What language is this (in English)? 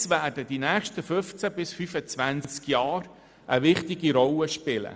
Swiss German